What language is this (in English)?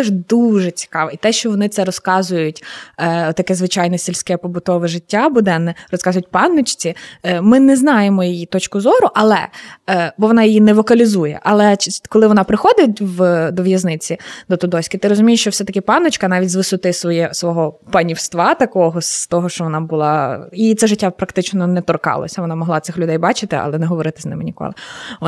Ukrainian